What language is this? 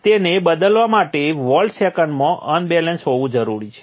Gujarati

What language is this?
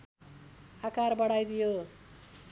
Nepali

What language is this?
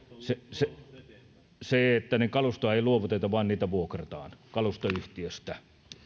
Finnish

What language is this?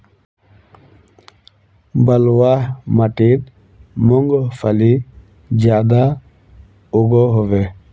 Magahi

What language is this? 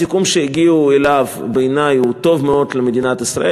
Hebrew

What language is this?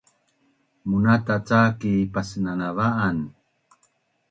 Bunun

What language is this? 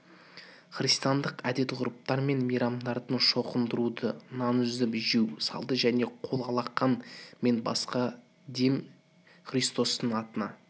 Kazakh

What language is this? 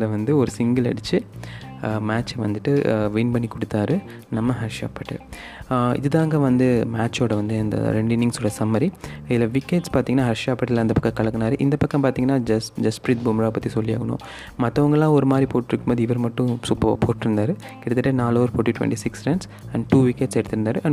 Tamil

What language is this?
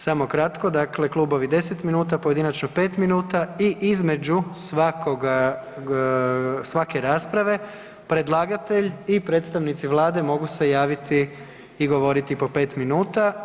Croatian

